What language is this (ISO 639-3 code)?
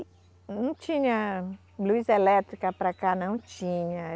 por